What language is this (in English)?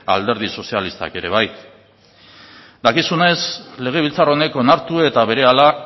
Basque